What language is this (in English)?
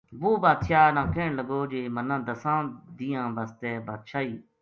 Gujari